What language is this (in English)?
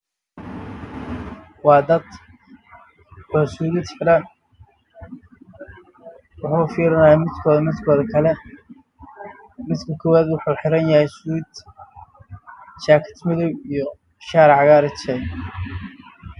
Somali